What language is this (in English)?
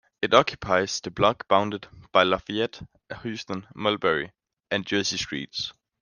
English